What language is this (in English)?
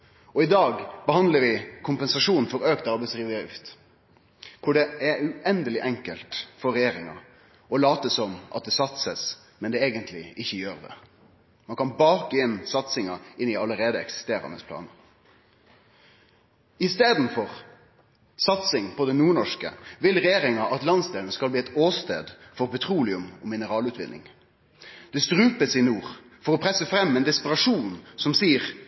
Norwegian Nynorsk